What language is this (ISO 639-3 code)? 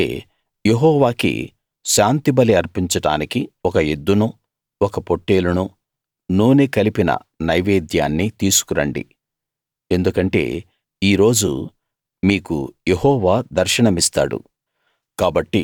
tel